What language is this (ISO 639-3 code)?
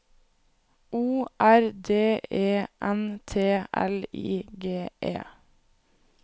nor